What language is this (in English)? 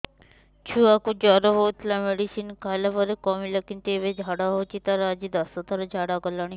Odia